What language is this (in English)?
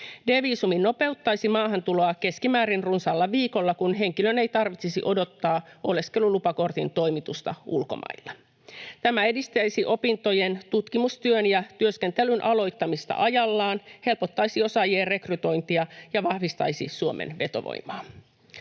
Finnish